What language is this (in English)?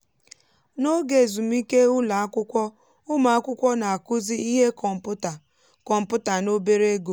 Igbo